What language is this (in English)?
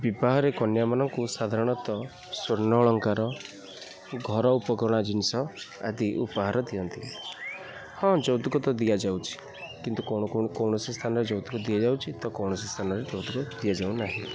Odia